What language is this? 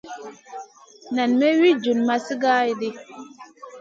Masana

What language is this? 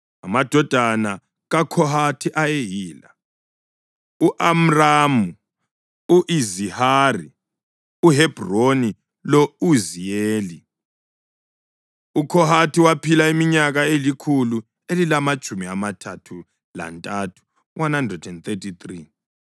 North Ndebele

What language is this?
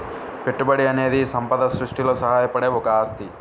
Telugu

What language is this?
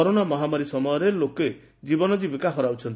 Odia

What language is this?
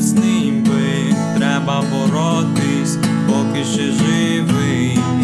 Ukrainian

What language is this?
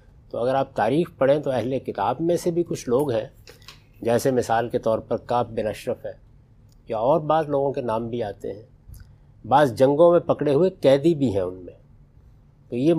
Urdu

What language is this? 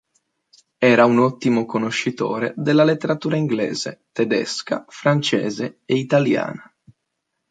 Italian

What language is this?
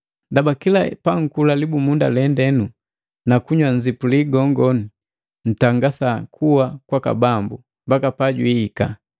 Matengo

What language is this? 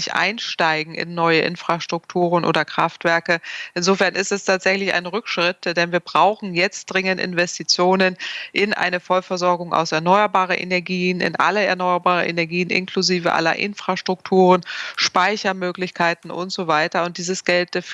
German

